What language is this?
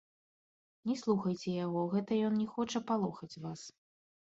Belarusian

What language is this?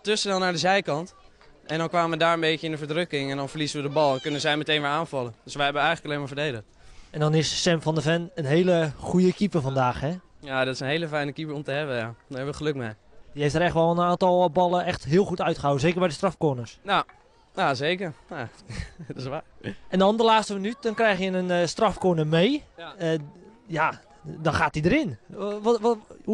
Dutch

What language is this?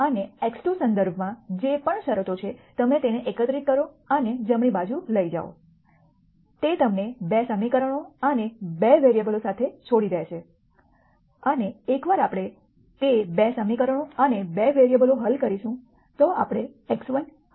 Gujarati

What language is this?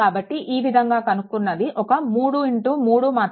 Telugu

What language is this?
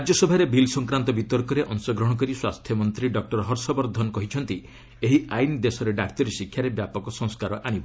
Odia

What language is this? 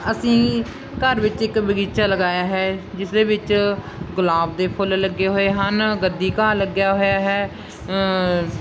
Punjabi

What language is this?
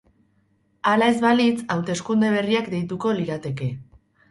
Basque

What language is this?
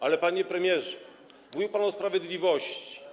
Polish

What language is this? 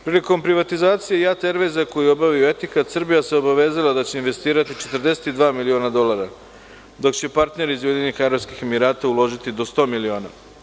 Serbian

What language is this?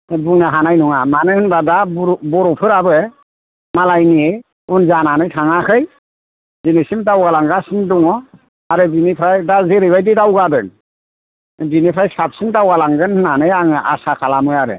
Bodo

